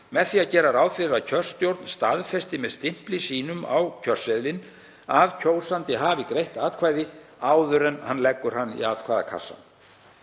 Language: Icelandic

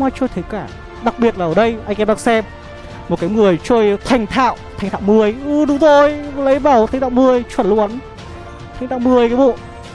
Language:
Vietnamese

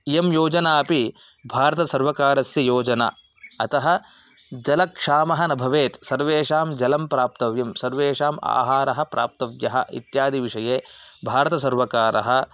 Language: Sanskrit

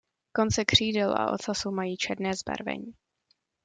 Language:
Czech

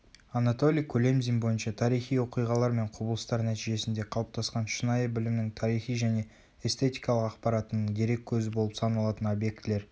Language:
Kazakh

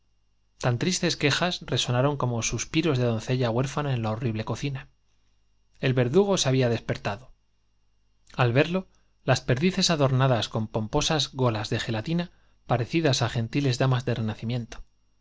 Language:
Spanish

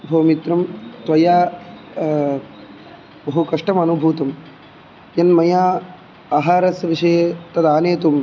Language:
Sanskrit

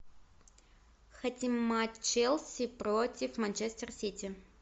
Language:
Russian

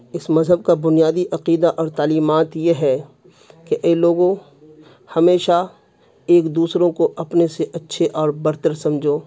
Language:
Urdu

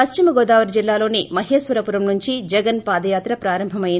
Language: Telugu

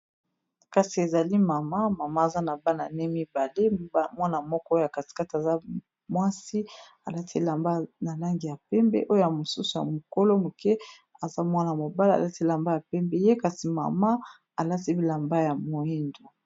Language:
Lingala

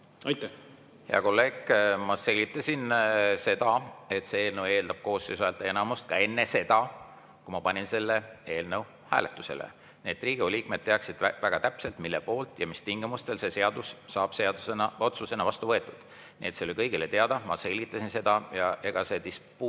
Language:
Estonian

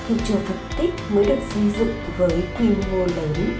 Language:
Vietnamese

